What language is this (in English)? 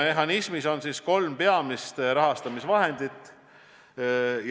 Estonian